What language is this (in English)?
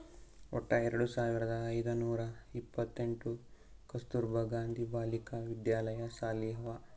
Kannada